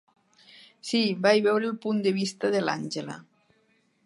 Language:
Catalan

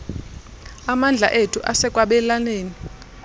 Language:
Xhosa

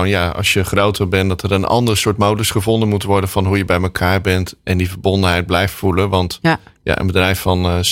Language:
Dutch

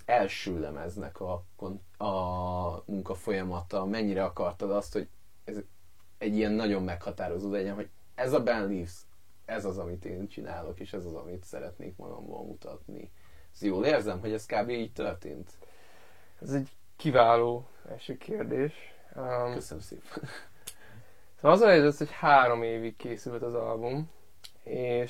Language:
Hungarian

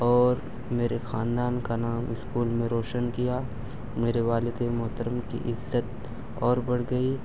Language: Urdu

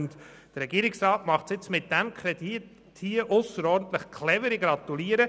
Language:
Swiss German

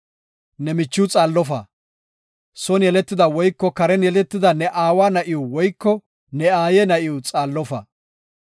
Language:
Gofa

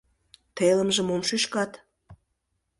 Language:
Mari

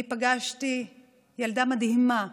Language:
Hebrew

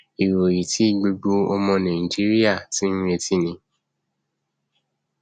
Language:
Yoruba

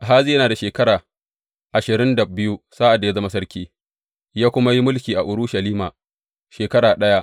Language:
Hausa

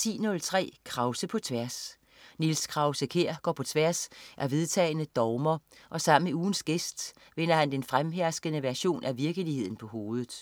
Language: Danish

